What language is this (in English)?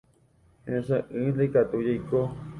Guarani